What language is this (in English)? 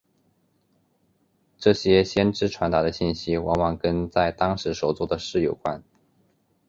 Chinese